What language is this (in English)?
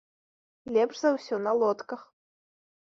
Belarusian